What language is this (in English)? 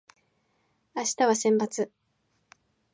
Japanese